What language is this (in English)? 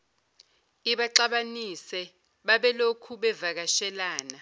Zulu